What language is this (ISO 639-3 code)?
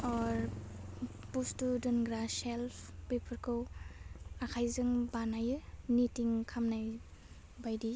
brx